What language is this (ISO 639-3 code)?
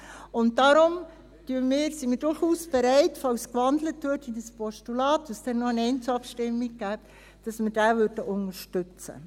gsw